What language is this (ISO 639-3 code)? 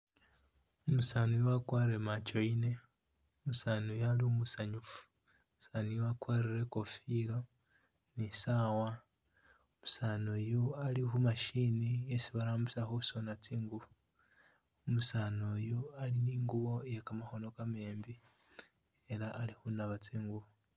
myx